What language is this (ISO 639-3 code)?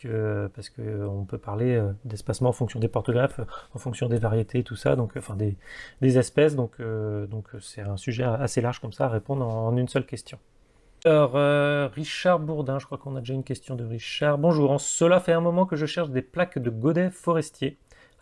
fra